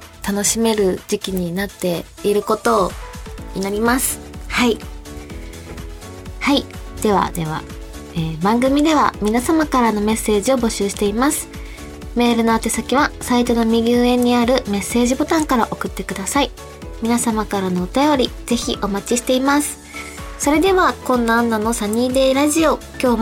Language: Japanese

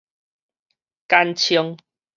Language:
Min Nan Chinese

